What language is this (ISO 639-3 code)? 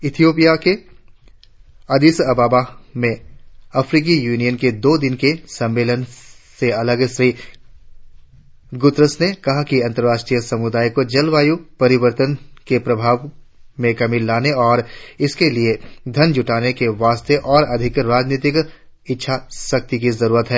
hin